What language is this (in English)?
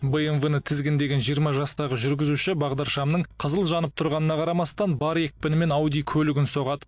Kazakh